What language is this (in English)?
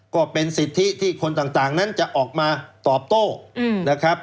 Thai